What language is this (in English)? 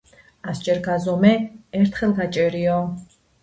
Georgian